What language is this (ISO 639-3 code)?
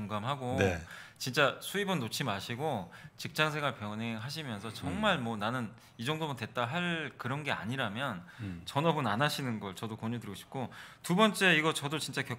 kor